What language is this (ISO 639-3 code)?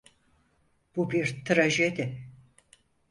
tur